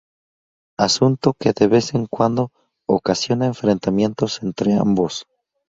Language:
Spanish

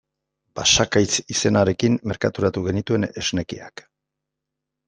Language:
Basque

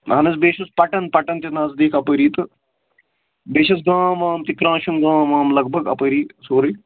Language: Kashmiri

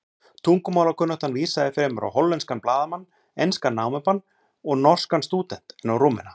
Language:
Icelandic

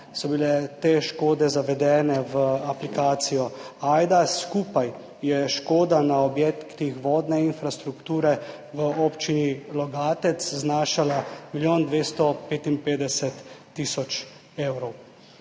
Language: Slovenian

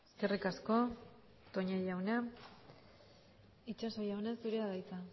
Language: Basque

